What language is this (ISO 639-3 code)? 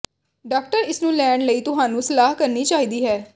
pan